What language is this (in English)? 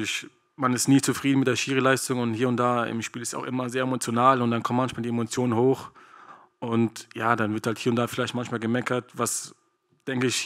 German